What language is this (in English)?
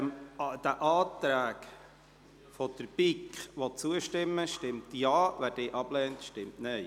Swiss German